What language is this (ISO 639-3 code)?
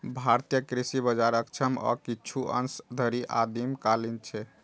mai